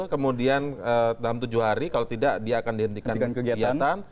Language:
Indonesian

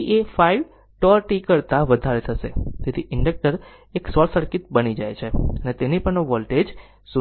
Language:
Gujarati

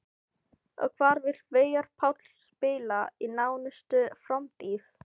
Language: Icelandic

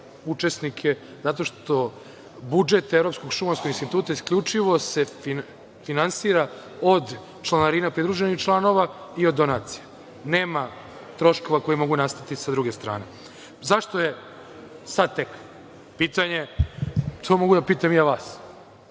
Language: Serbian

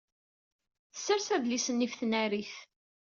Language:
Kabyle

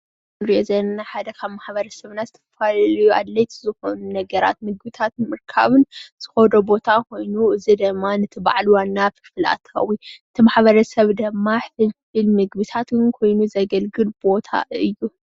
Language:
Tigrinya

